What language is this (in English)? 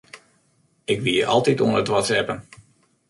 Western Frisian